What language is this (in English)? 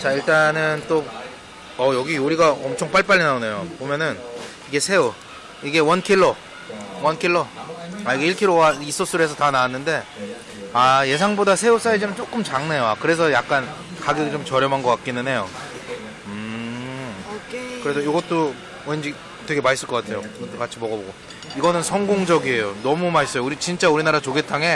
Korean